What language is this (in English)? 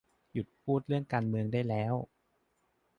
Thai